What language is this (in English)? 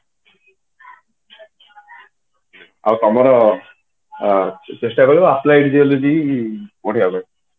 Odia